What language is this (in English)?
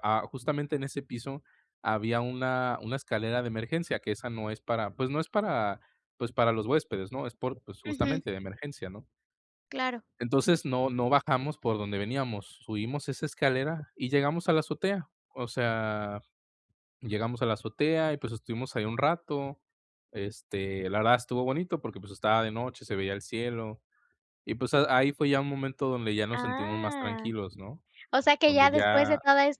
Spanish